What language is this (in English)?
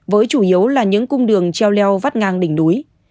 Vietnamese